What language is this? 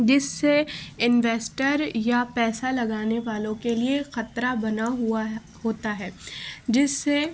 Urdu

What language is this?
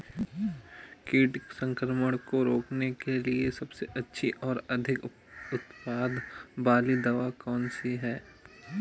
Hindi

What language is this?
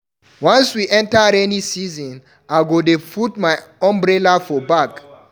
Nigerian Pidgin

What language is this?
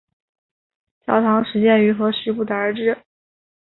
Chinese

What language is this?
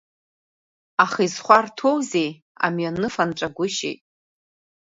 Abkhazian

